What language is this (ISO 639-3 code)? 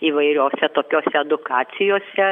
lit